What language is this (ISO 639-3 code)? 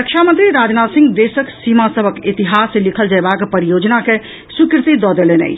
mai